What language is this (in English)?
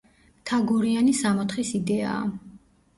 Georgian